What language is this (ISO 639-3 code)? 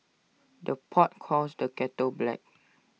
eng